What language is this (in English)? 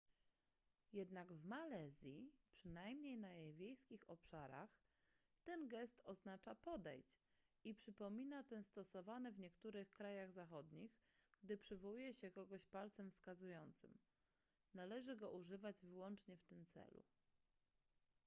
Polish